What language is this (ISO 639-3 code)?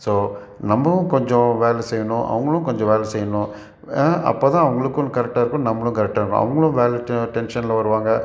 tam